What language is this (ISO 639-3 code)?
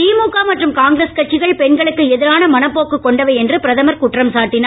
tam